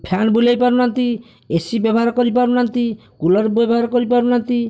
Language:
Odia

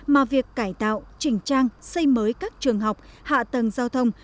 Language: Vietnamese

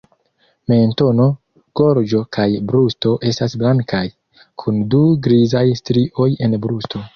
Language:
Esperanto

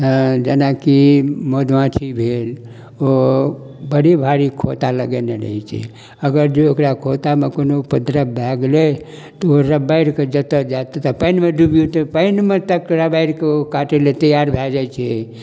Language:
Maithili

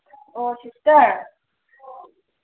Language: Manipuri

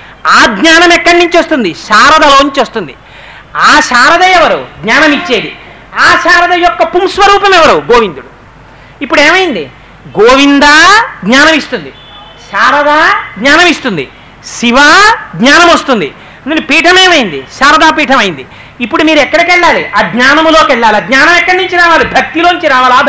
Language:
Telugu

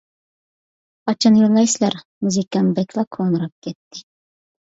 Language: Uyghur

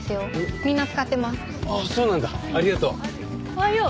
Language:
Japanese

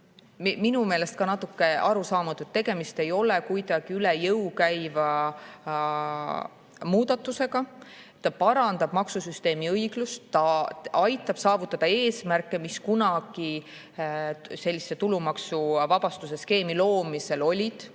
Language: Estonian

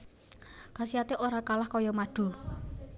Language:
Javanese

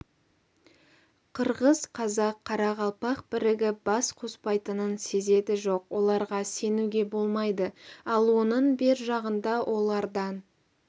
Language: Kazakh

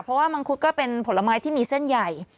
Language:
Thai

